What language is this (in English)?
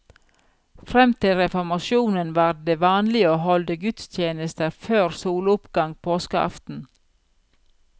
Norwegian